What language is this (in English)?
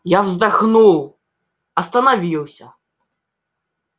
Russian